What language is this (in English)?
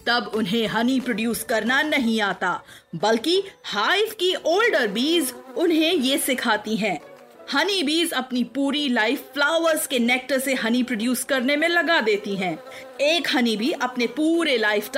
Hindi